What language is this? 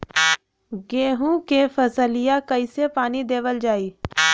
Bhojpuri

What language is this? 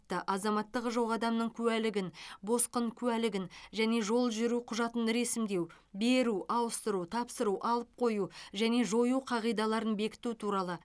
Kazakh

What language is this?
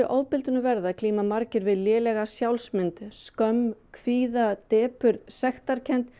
Icelandic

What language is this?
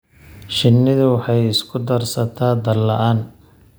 Somali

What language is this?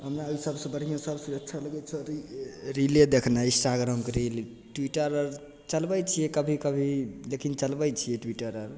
Maithili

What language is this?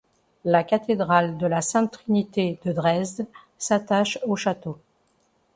French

